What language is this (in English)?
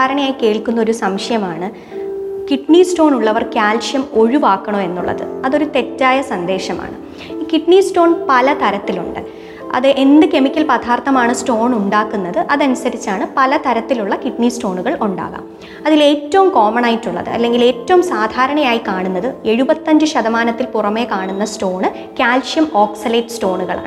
Malayalam